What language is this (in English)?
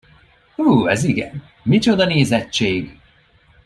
Hungarian